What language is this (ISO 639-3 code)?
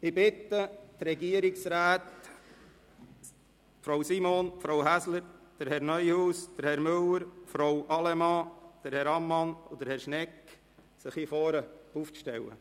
gsw